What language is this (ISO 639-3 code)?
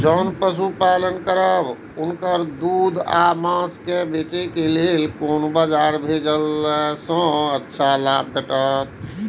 mai